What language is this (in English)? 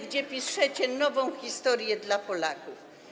Polish